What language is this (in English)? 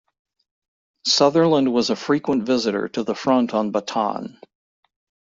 English